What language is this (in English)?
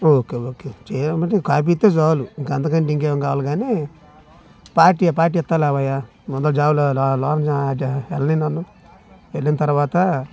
Telugu